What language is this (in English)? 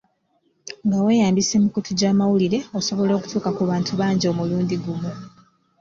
Ganda